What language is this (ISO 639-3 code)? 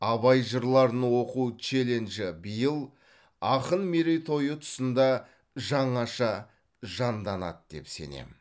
kaz